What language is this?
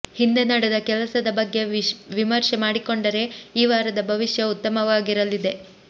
Kannada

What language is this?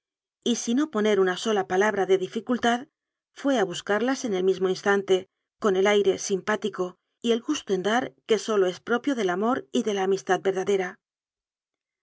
Spanish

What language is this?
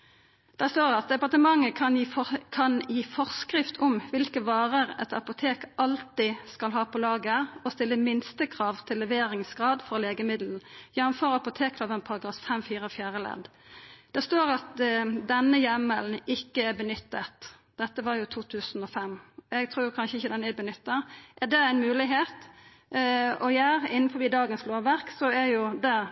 Norwegian Nynorsk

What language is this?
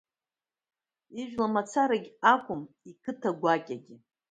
Abkhazian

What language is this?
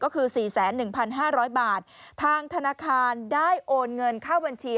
Thai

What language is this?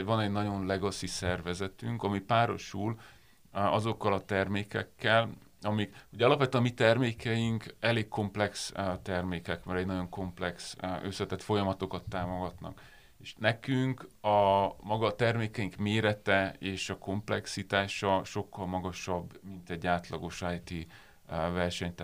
Hungarian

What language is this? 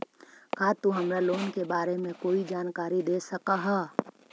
Magahi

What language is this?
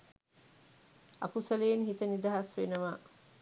Sinhala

